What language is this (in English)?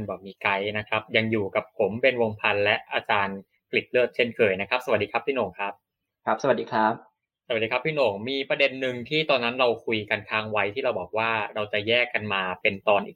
Thai